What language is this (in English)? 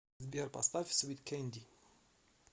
Russian